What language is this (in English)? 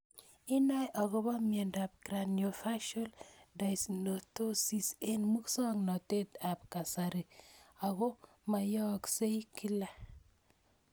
Kalenjin